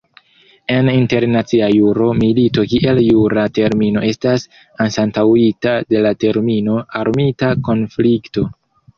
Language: Esperanto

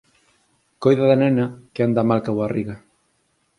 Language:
Galician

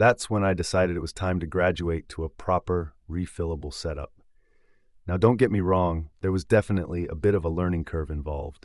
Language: English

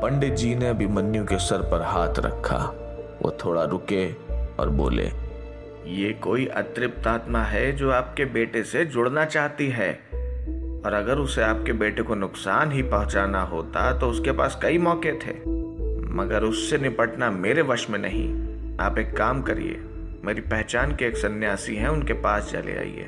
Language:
Hindi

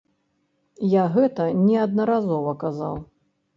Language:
Belarusian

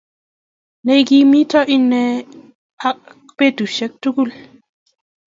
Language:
Kalenjin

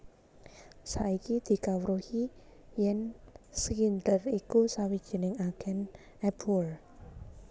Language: Javanese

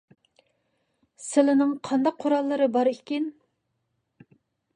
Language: Uyghur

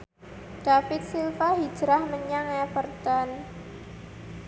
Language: Javanese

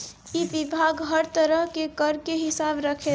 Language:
Bhojpuri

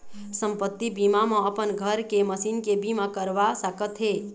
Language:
Chhattisgarhi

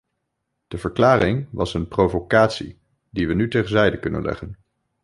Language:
Dutch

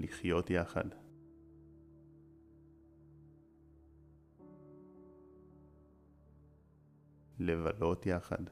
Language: Hebrew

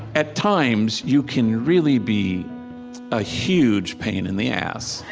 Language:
English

